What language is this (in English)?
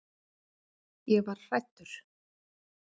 Icelandic